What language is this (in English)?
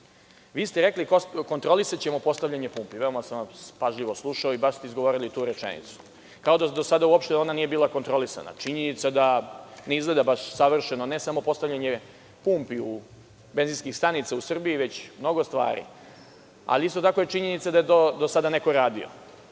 Serbian